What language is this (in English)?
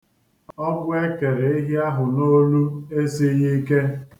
Igbo